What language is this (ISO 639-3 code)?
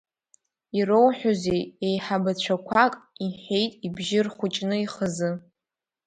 abk